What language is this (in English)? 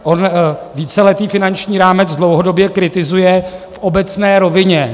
Czech